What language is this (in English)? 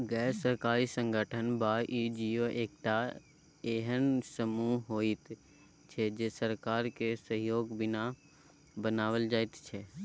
Maithili